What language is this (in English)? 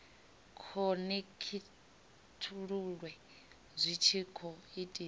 Venda